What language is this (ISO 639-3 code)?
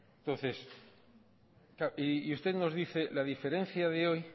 spa